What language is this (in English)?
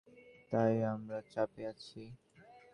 Bangla